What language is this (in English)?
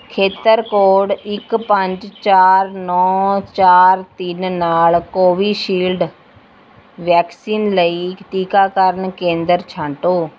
Punjabi